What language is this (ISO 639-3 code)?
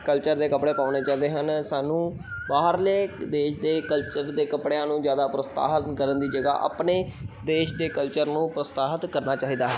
pan